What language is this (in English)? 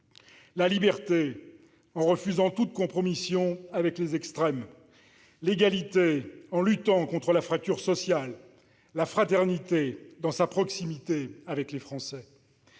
French